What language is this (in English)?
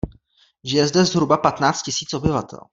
Czech